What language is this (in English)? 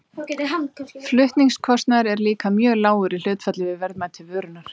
Icelandic